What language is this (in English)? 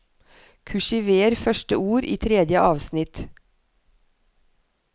Norwegian